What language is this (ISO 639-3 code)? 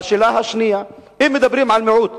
heb